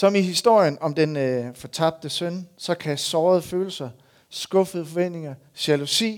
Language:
Danish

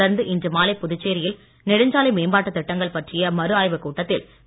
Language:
Tamil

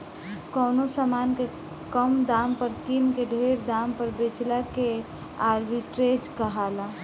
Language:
Bhojpuri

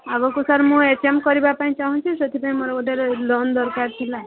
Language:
Odia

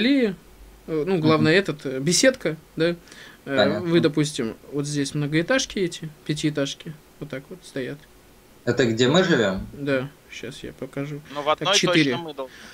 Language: Russian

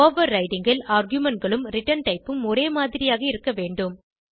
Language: Tamil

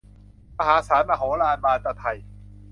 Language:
Thai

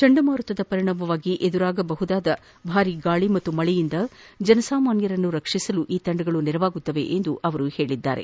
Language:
Kannada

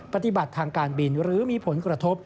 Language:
Thai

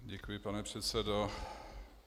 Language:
Czech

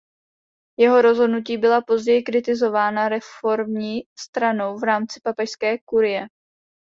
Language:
Czech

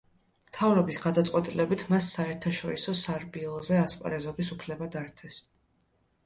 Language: Georgian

